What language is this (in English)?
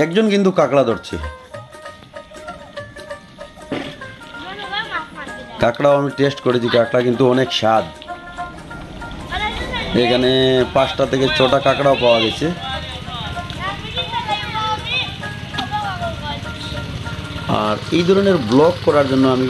Romanian